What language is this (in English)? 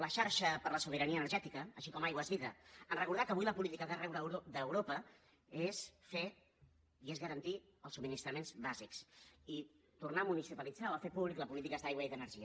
Catalan